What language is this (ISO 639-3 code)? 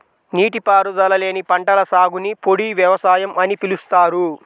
tel